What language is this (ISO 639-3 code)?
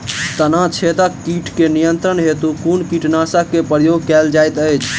mai